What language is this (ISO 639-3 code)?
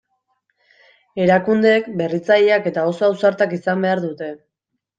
eus